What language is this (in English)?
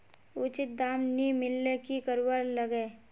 Magahi